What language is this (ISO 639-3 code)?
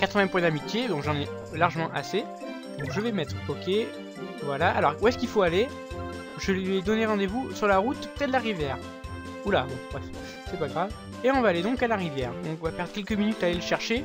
fra